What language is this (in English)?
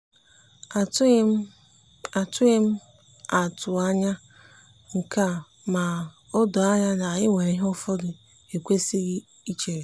Igbo